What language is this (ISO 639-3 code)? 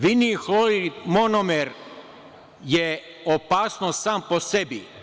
srp